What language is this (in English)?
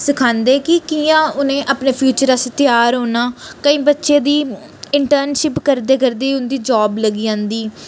Dogri